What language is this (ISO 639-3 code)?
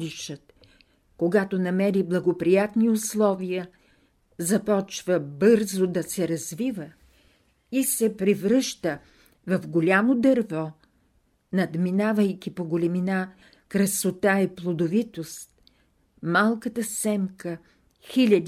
bul